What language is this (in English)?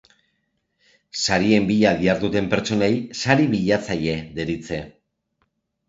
Basque